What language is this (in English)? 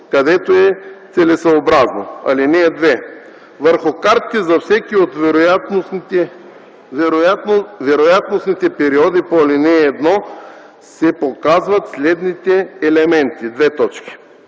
Bulgarian